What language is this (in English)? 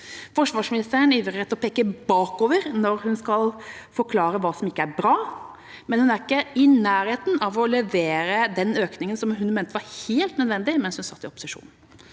Norwegian